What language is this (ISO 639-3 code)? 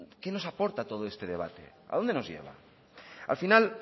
spa